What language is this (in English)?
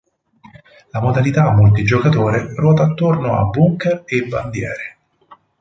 Italian